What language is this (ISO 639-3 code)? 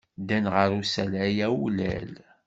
kab